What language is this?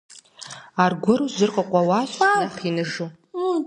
Kabardian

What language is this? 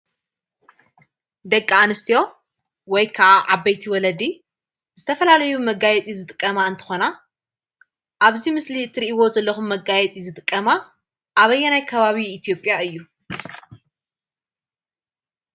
Tigrinya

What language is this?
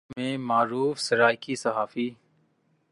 Urdu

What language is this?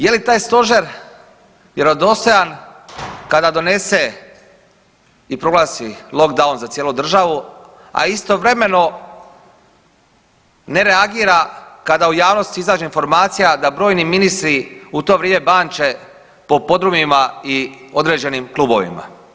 Croatian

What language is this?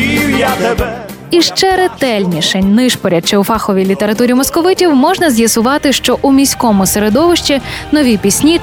Ukrainian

